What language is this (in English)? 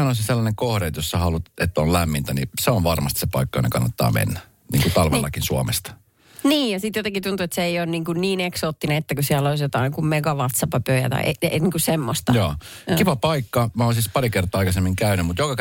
Finnish